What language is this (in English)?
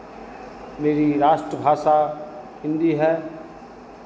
Hindi